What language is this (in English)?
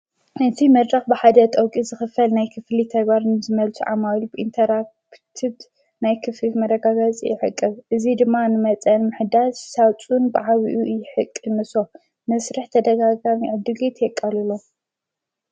Tigrinya